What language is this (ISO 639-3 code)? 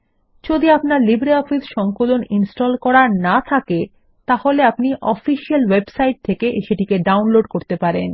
ben